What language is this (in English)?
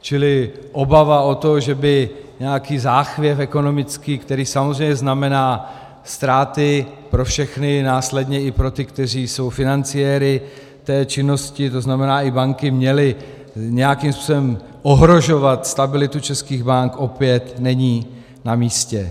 Czech